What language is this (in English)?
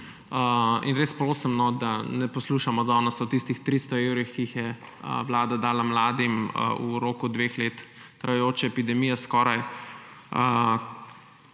Slovenian